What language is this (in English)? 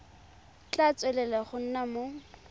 Tswana